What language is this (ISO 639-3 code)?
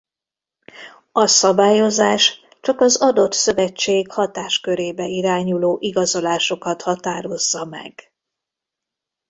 hun